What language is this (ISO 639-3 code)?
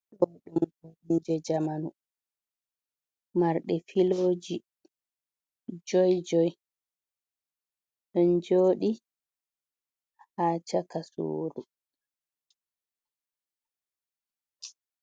ful